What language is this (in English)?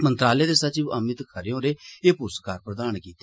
Dogri